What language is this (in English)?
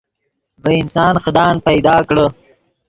Yidgha